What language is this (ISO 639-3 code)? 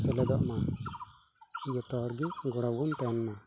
sat